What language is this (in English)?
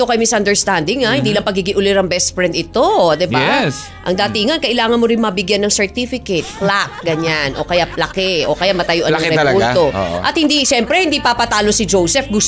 Filipino